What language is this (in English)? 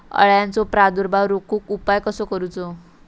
Marathi